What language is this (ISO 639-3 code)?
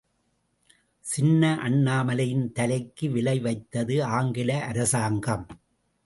tam